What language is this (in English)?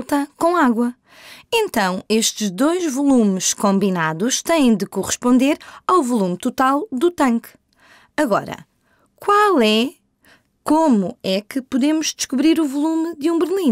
Portuguese